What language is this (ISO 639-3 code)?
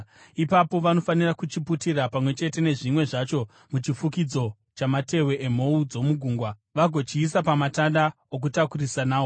sna